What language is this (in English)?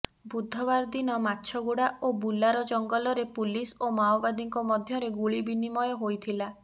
Odia